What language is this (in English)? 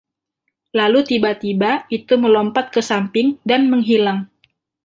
Indonesian